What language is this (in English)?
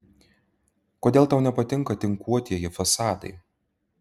Lithuanian